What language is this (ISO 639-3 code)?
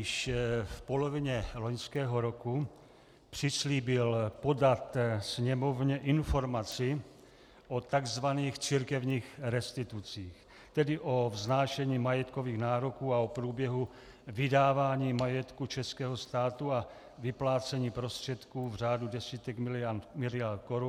ces